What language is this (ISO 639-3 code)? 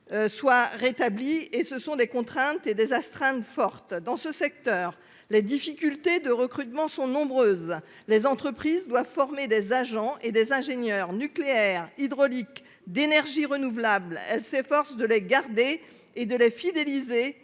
fra